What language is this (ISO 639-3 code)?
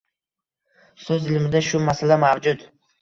uzb